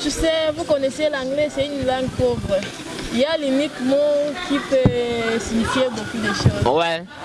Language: French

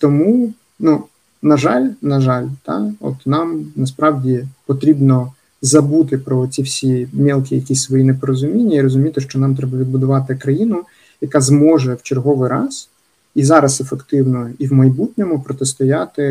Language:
Ukrainian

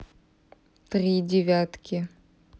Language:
Russian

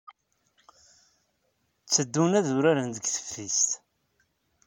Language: Kabyle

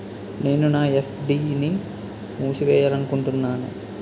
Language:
Telugu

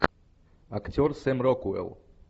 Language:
Russian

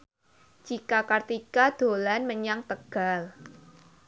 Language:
Javanese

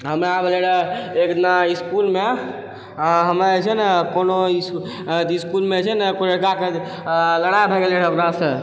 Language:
Maithili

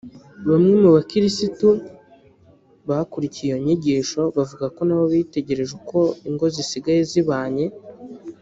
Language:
Kinyarwanda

